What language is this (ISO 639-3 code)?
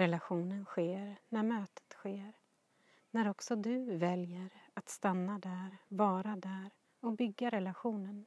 swe